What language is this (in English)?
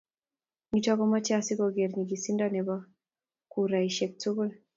Kalenjin